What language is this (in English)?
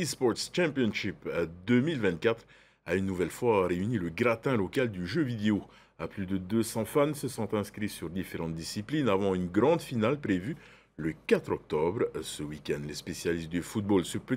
French